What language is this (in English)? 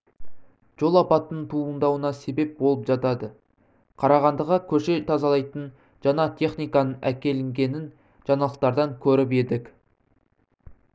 Kazakh